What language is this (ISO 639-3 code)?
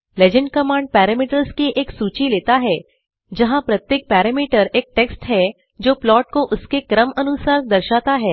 hin